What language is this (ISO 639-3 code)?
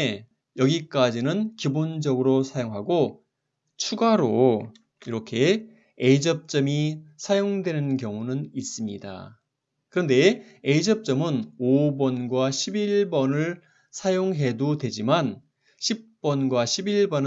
kor